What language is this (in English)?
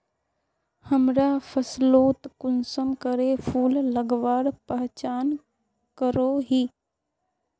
Magahi